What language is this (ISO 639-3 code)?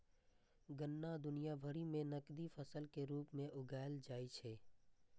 mai